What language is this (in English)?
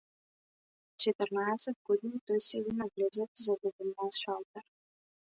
Macedonian